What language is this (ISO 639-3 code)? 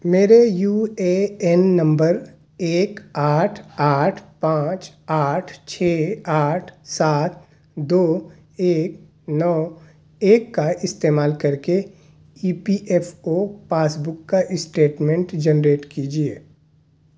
urd